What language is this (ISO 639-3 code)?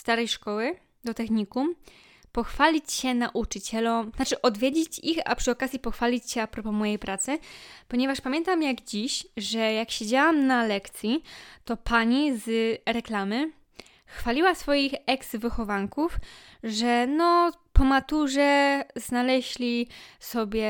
pol